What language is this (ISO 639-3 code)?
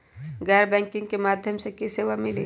mag